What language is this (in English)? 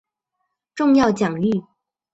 Chinese